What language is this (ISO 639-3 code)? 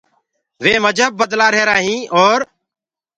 ggg